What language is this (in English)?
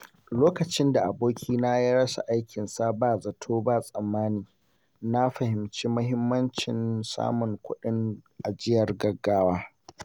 Hausa